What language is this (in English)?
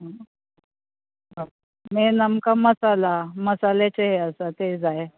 Konkani